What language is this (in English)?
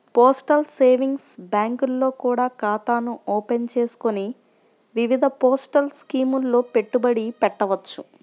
Telugu